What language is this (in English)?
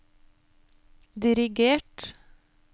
Norwegian